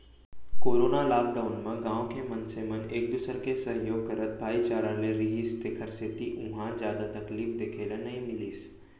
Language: Chhattisgarhi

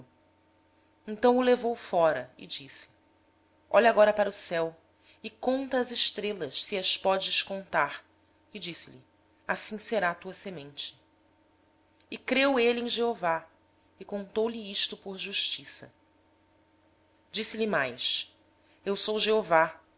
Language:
Portuguese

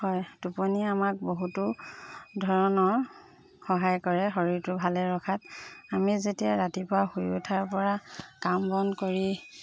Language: Assamese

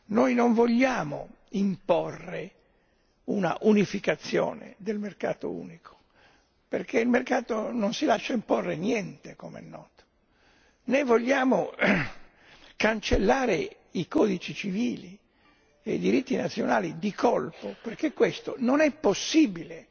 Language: Italian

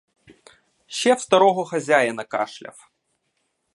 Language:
Ukrainian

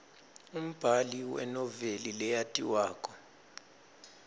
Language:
Swati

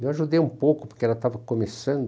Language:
Portuguese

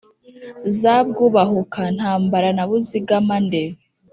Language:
Kinyarwanda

